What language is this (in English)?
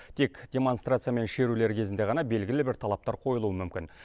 Kazakh